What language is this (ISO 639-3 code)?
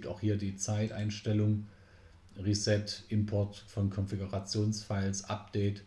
deu